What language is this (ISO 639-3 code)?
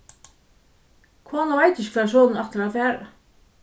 fao